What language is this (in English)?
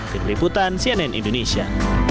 Indonesian